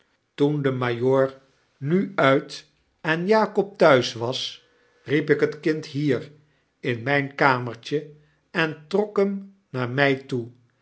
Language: Dutch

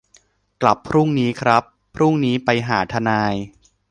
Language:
Thai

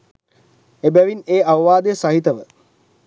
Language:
Sinhala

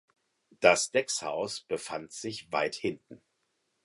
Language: German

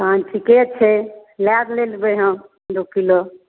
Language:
Maithili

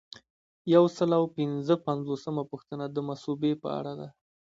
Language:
Pashto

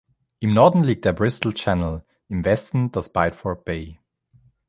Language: German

